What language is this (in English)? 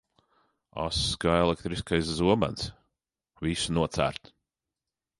Latvian